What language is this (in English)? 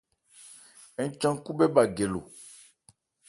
Ebrié